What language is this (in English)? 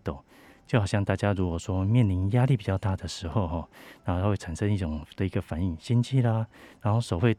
Chinese